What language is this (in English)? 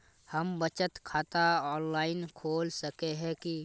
Magahi